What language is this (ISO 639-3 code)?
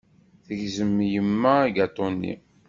kab